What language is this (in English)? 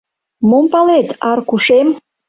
Mari